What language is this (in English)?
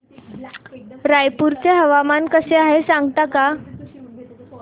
Marathi